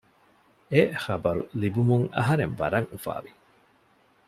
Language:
Divehi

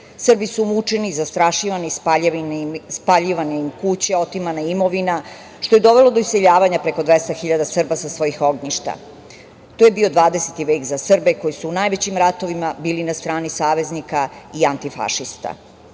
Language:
Serbian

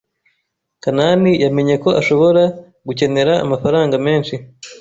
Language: Kinyarwanda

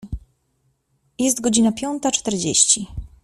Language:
Polish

